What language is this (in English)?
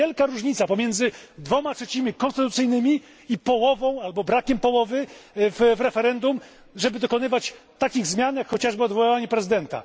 Polish